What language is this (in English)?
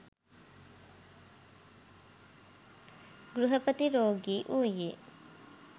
Sinhala